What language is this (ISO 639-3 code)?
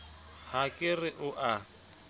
sot